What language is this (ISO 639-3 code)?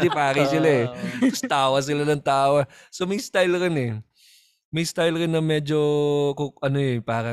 fil